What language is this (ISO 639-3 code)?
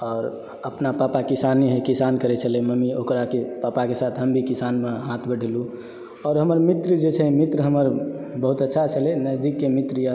mai